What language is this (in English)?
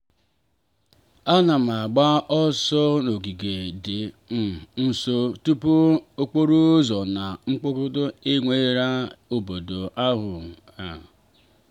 Igbo